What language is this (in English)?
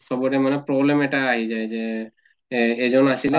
Assamese